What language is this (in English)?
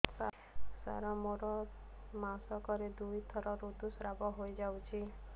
Odia